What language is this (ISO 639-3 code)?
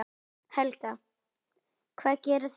isl